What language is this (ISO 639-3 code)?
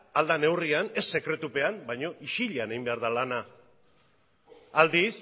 eus